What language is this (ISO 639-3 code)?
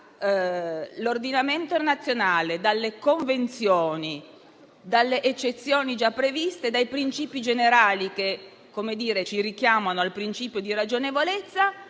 ita